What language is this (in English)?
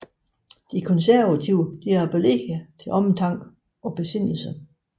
Danish